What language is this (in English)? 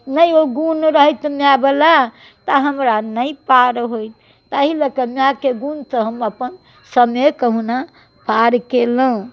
Maithili